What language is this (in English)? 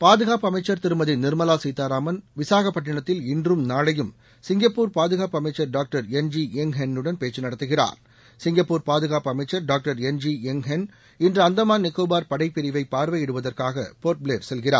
Tamil